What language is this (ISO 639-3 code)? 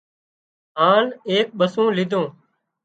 kxp